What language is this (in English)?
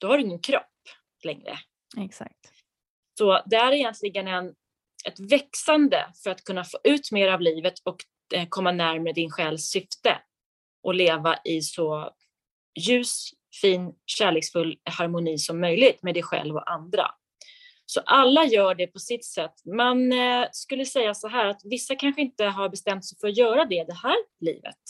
Swedish